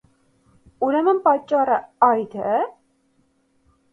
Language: Armenian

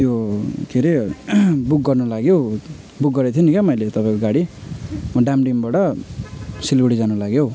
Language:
Nepali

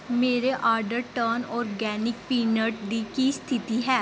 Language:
Punjabi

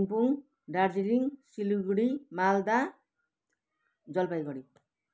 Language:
Nepali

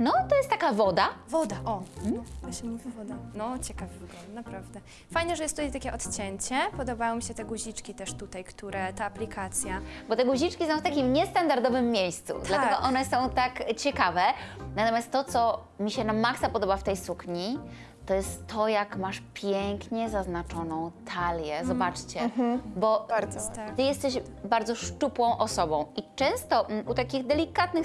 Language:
Polish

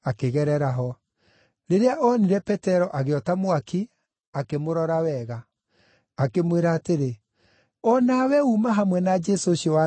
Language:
Kikuyu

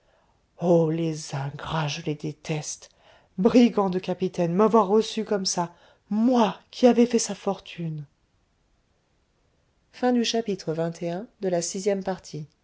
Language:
French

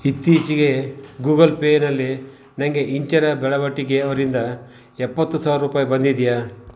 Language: Kannada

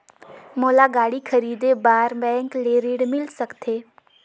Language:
Chhattisgarhi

